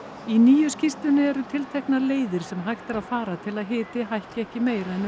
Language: Icelandic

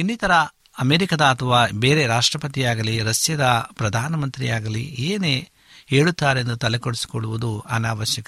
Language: Kannada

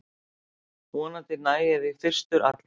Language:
Icelandic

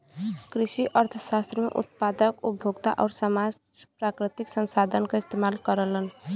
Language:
Bhojpuri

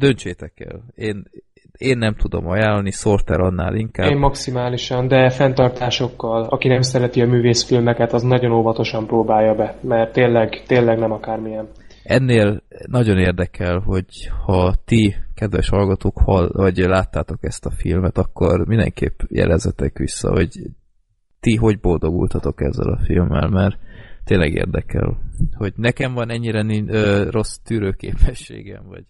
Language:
Hungarian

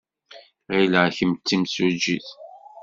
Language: Kabyle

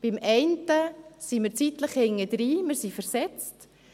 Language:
Swiss German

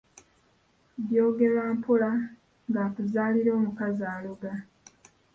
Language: Ganda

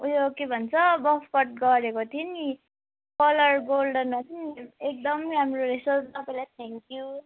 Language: Nepali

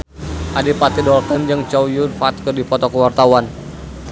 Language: Sundanese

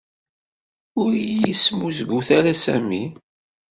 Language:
Kabyle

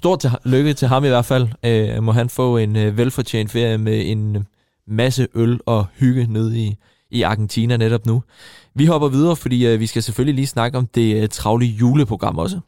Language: Danish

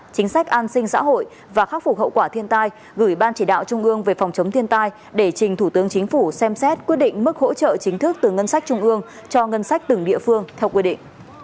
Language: Vietnamese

